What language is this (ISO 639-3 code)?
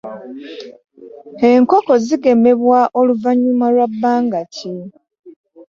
lug